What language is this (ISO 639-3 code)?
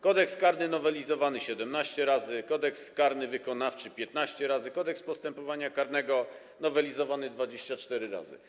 pol